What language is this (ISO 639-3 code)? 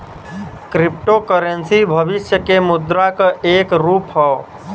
bho